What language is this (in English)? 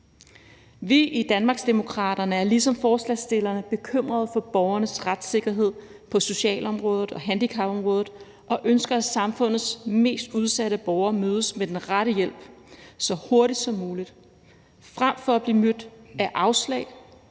Danish